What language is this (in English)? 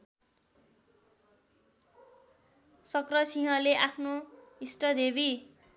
Nepali